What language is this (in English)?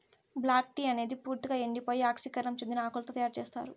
Telugu